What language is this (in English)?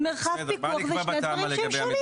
Hebrew